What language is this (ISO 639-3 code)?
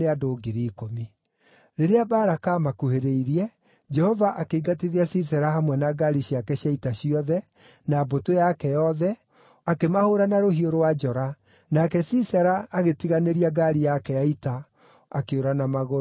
kik